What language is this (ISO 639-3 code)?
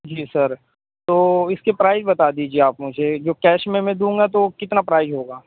urd